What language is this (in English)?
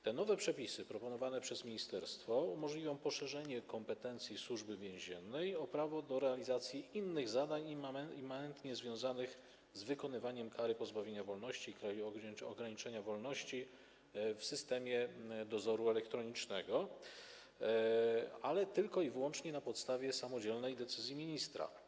Polish